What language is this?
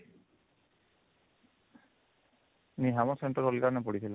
Odia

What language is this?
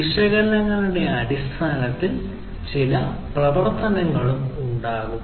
Malayalam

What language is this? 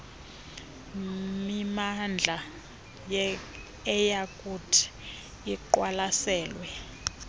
Xhosa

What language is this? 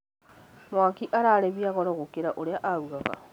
Kikuyu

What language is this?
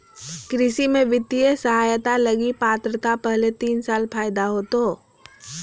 Magahi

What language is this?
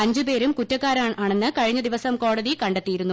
Malayalam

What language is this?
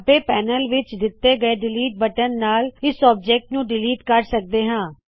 Punjabi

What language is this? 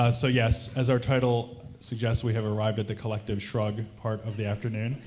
English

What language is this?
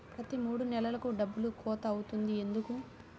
Telugu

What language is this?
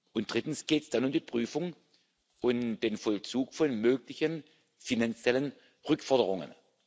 German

